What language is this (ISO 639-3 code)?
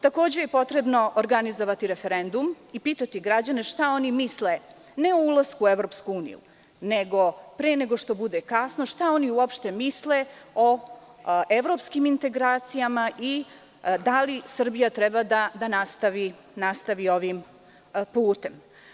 srp